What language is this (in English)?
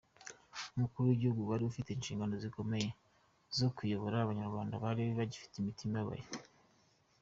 Kinyarwanda